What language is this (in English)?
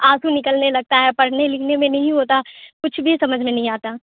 Urdu